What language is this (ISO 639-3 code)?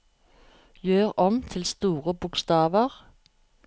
nor